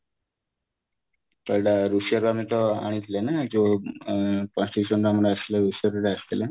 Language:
Odia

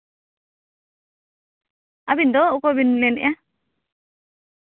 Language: Santali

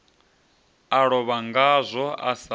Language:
Venda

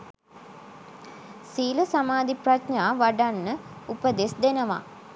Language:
Sinhala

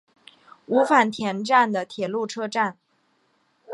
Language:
Chinese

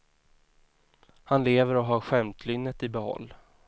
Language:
Swedish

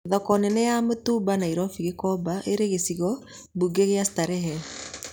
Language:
Kikuyu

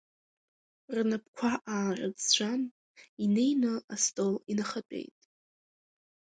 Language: Abkhazian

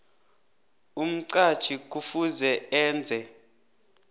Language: South Ndebele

